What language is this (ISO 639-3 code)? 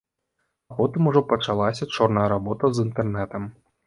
bel